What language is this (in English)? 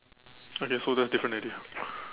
English